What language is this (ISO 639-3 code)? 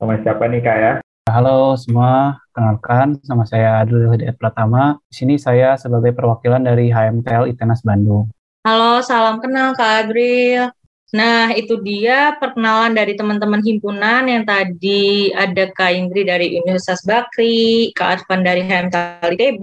ind